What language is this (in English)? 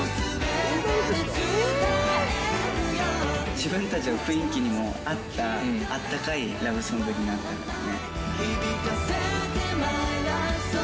Japanese